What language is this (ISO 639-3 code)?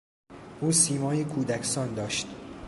fas